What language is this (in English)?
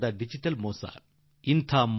Kannada